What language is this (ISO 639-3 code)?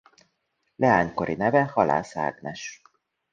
hun